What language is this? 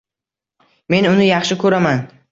Uzbek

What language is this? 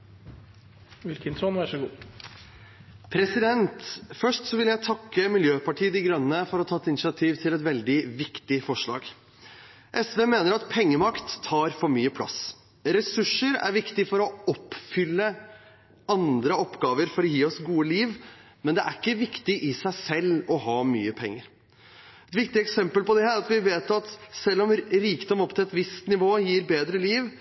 Norwegian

